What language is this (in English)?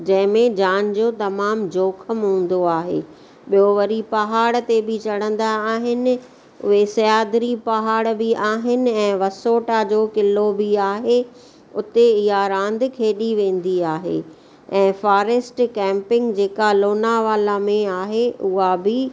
Sindhi